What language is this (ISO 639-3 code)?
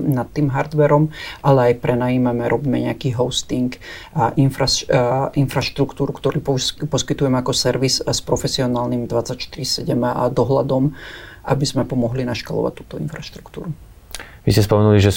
slk